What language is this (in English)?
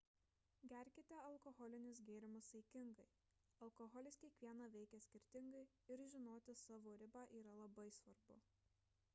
Lithuanian